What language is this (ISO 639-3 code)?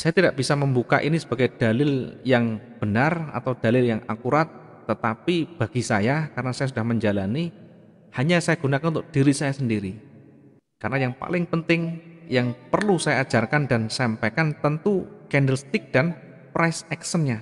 ind